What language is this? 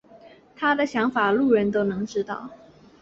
Chinese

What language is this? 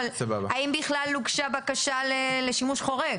Hebrew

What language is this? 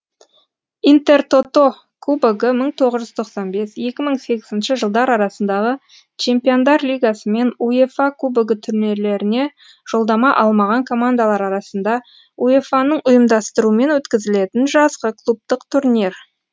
Kazakh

